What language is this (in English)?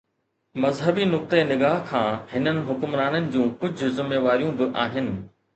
Sindhi